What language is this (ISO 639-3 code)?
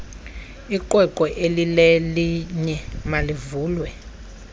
xho